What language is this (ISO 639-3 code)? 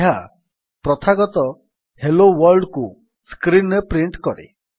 ori